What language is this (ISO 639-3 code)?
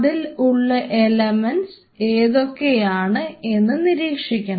mal